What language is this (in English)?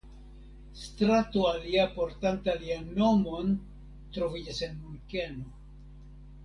Esperanto